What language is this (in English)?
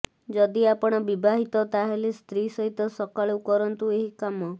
Odia